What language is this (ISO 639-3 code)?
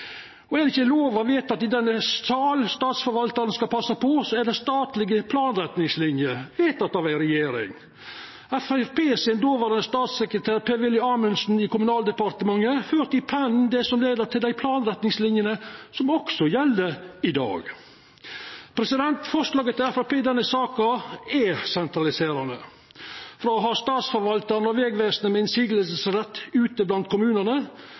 nno